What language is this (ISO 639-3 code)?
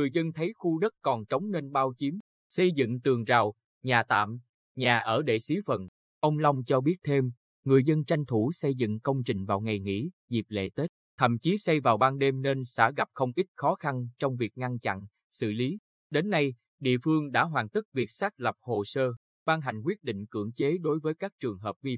vie